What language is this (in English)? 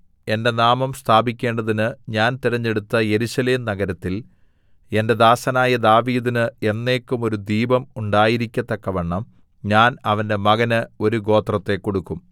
Malayalam